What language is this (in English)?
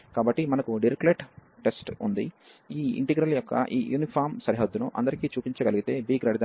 Telugu